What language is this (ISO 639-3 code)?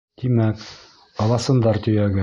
bak